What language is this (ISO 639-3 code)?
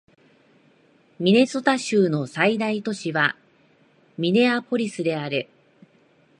jpn